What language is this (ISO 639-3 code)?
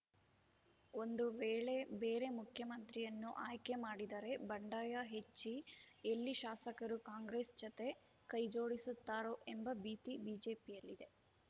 kan